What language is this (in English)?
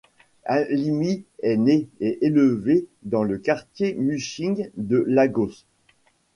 French